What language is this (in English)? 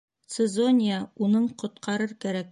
Bashkir